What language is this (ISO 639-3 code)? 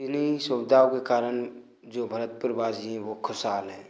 hin